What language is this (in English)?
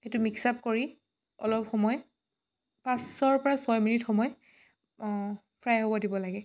Assamese